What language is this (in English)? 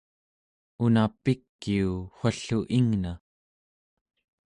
Central Yupik